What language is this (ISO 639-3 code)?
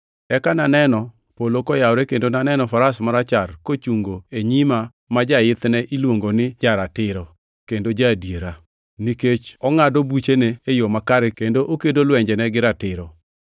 luo